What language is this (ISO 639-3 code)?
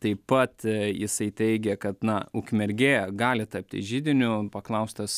lit